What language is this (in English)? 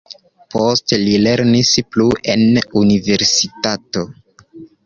Esperanto